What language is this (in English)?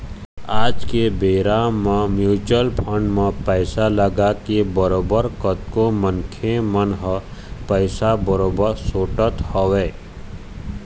Chhattisgarhi